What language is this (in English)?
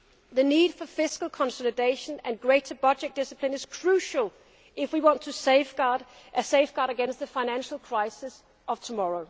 English